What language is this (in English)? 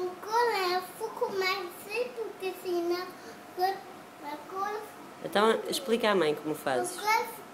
Portuguese